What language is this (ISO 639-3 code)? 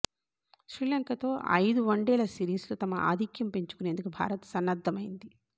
tel